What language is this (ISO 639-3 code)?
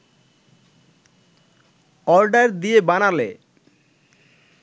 ben